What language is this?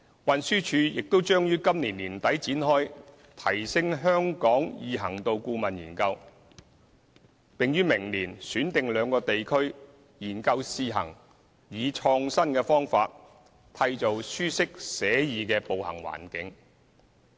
Cantonese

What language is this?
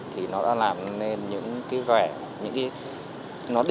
Vietnamese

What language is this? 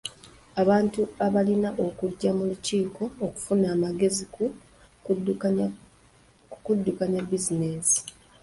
Ganda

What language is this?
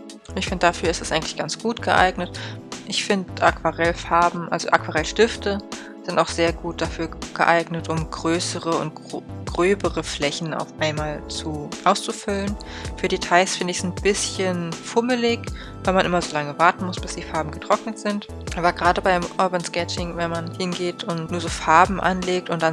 German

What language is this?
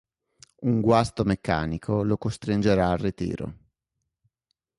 Italian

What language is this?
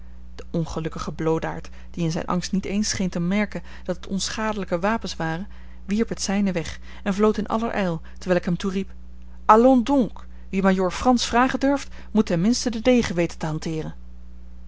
Dutch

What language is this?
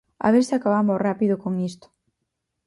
Galician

